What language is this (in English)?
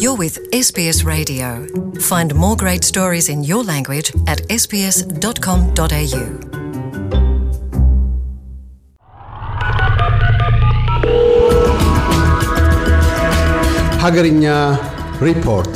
Amharic